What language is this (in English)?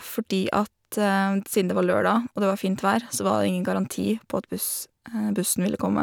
Norwegian